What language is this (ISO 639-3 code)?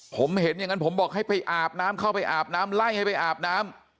tha